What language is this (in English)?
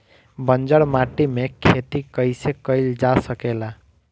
Bhojpuri